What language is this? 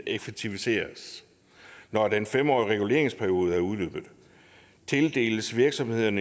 Danish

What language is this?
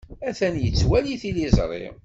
Kabyle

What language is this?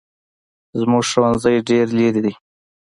Pashto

